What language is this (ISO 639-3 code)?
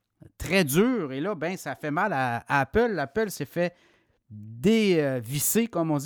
fra